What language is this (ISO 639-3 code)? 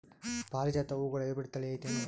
kan